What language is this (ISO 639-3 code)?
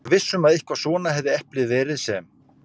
isl